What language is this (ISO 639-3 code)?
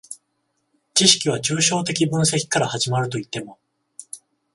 jpn